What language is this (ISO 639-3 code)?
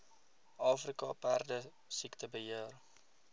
afr